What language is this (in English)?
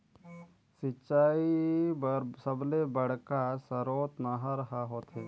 Chhattisgarhi